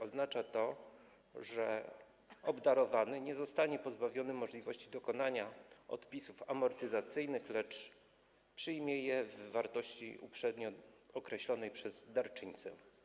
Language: Polish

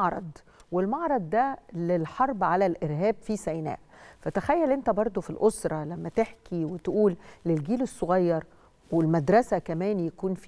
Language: Arabic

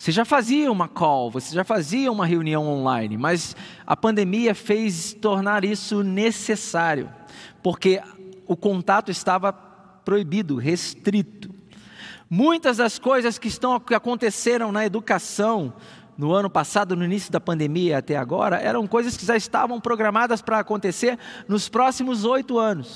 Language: Portuguese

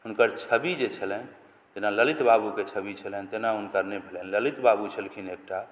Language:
Maithili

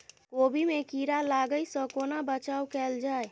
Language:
Maithili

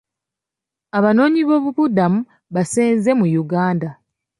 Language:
Ganda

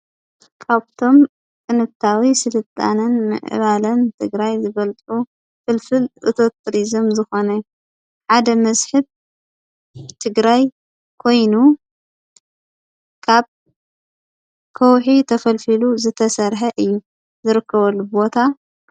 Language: Tigrinya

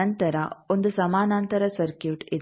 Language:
Kannada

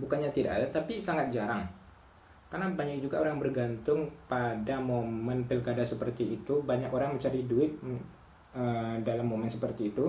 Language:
Indonesian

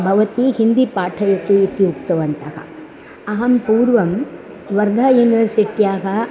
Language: Sanskrit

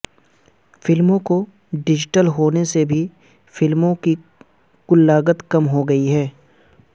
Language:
Urdu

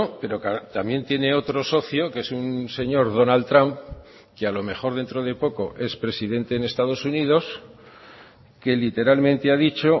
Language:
Spanish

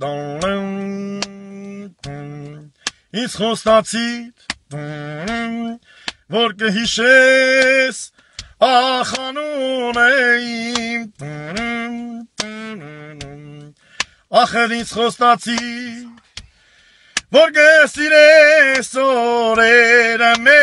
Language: Bulgarian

